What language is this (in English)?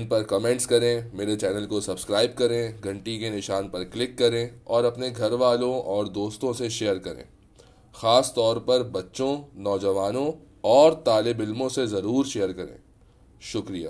Urdu